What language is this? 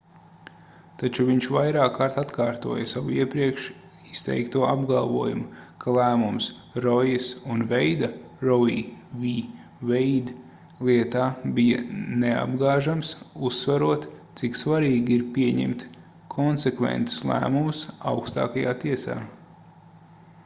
Latvian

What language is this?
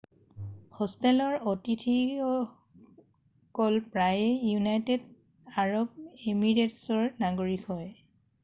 Assamese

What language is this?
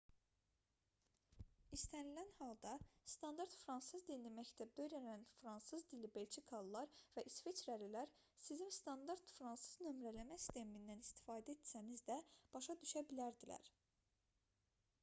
Azerbaijani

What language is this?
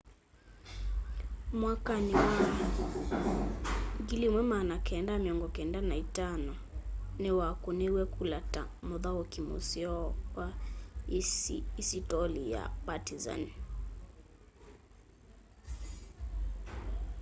Kamba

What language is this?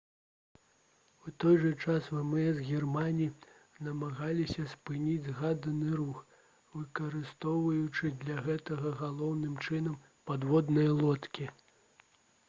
Belarusian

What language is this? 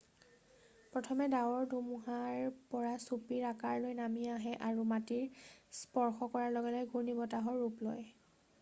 Assamese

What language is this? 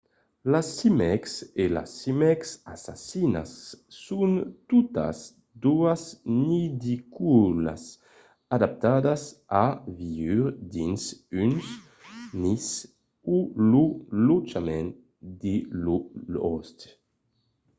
Occitan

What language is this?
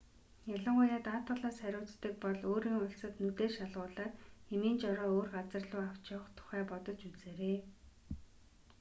Mongolian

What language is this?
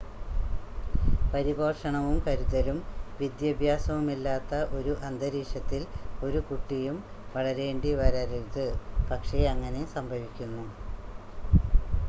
Malayalam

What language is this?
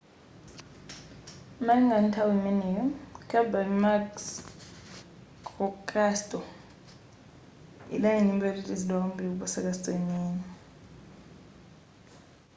Nyanja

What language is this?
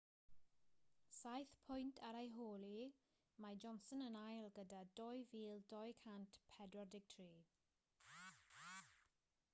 Welsh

